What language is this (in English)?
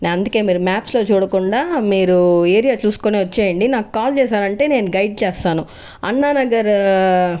Telugu